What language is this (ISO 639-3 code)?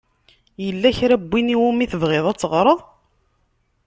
kab